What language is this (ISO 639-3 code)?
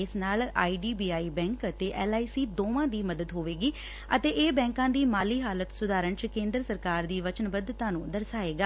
pan